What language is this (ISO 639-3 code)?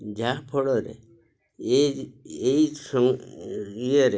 ori